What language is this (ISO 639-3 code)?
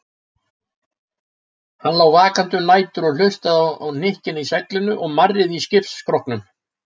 isl